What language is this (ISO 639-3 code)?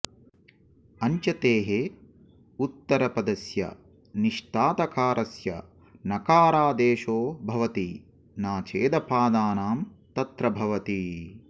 san